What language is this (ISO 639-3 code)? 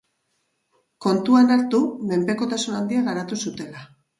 eus